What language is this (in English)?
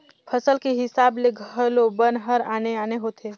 Chhattisgarhi